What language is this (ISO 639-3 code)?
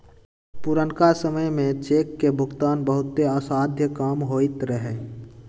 mag